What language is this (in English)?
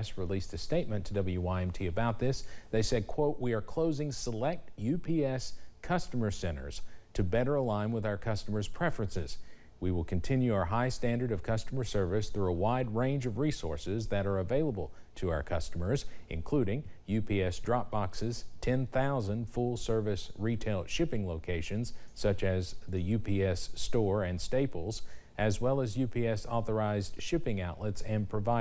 English